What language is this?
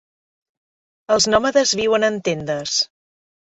Catalan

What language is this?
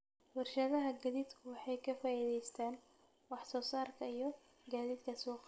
Somali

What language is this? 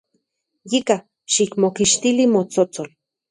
Central Puebla Nahuatl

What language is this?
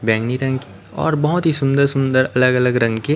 Hindi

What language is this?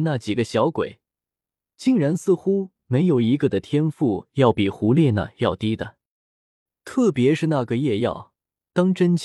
Chinese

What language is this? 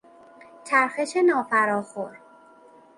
Persian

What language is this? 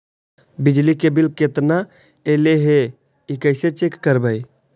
Magahi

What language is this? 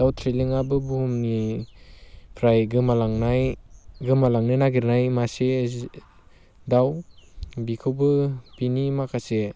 Bodo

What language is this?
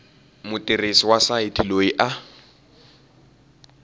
Tsonga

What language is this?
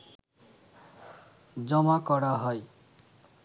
Bangla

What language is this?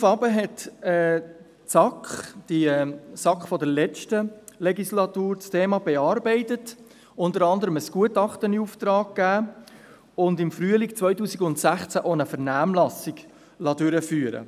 Swiss German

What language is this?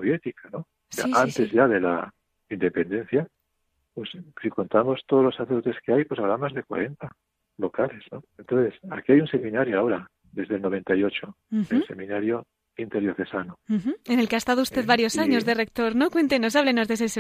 Spanish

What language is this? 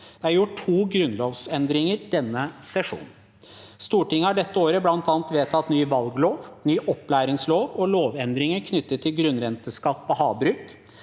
Norwegian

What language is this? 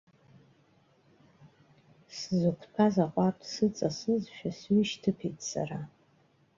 Abkhazian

